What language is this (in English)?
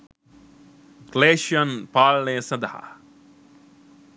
Sinhala